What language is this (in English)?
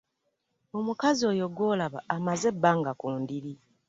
Ganda